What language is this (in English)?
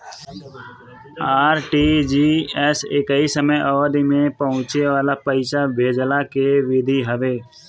Bhojpuri